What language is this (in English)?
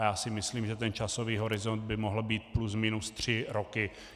Czech